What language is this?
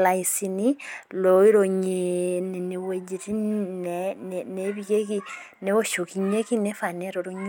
Masai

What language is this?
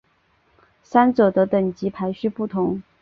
Chinese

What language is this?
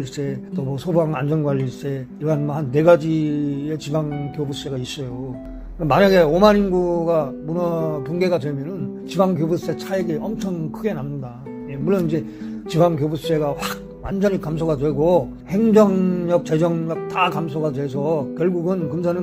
Korean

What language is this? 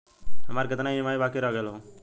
Bhojpuri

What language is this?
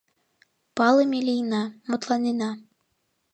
Mari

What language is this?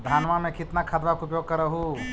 Magahi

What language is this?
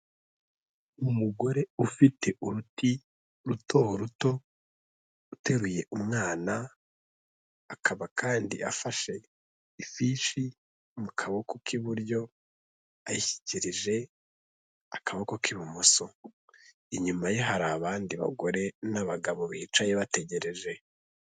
Kinyarwanda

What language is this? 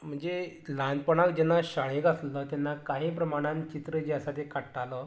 Konkani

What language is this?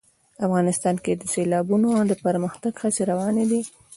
Pashto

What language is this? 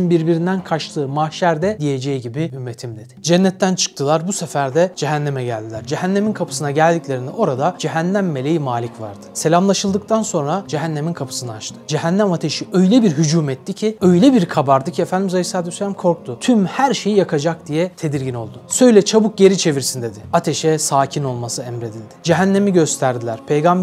Turkish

